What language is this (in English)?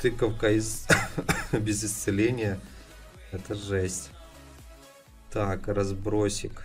Russian